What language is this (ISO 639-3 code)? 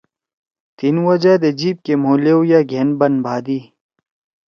trw